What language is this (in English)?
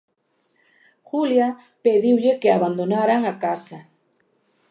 Galician